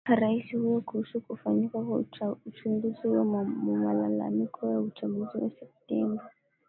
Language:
Swahili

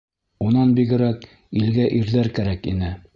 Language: Bashkir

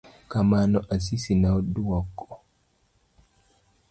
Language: Luo (Kenya and Tanzania)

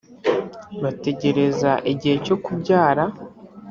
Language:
Kinyarwanda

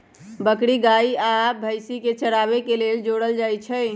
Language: Magahi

